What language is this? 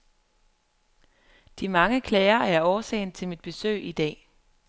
Danish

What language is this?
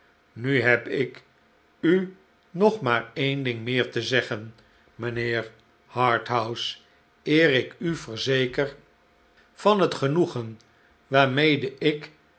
Dutch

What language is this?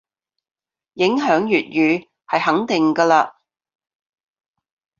Cantonese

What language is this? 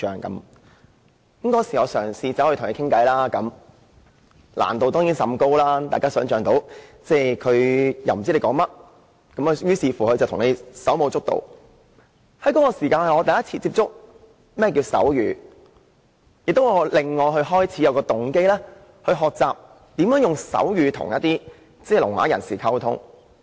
Cantonese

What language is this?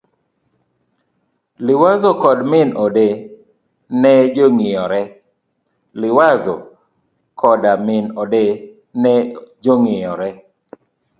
Luo (Kenya and Tanzania)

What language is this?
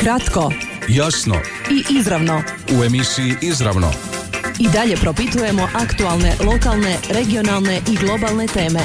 Croatian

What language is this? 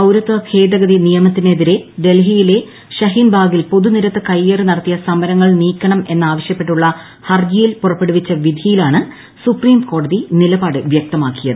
Malayalam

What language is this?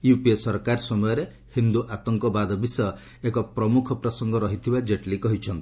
Odia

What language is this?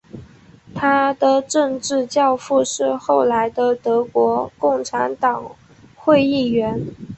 Chinese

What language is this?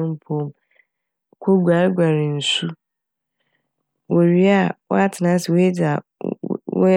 Akan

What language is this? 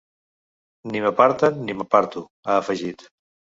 Catalan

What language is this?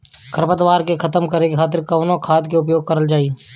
Bhojpuri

